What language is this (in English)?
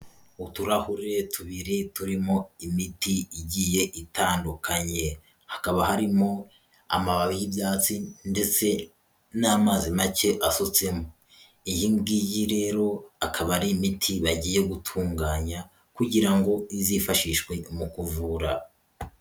Kinyarwanda